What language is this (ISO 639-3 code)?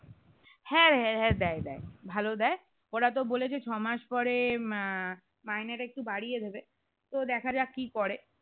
ben